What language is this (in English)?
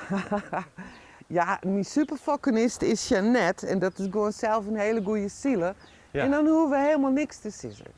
Dutch